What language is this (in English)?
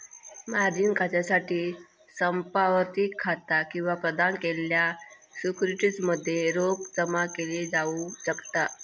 Marathi